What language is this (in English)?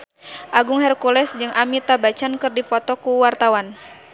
Sundanese